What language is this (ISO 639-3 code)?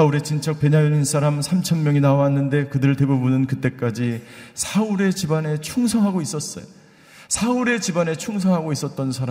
kor